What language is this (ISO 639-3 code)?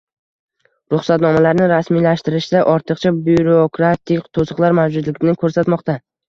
uzb